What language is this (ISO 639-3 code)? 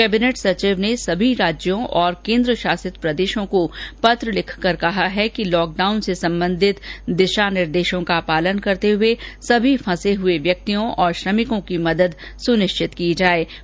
hin